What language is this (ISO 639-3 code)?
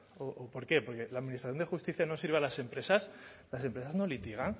spa